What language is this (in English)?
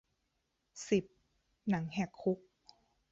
Thai